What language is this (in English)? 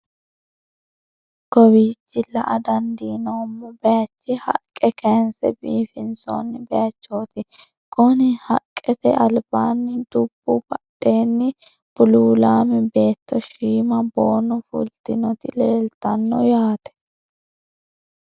Sidamo